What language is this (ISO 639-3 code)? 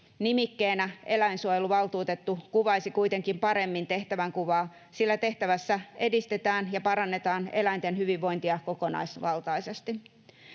fin